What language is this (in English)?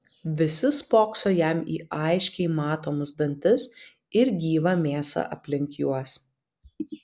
Lithuanian